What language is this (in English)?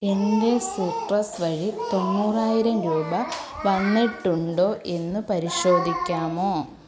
Malayalam